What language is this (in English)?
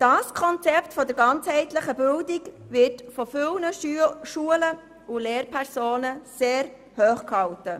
Swiss German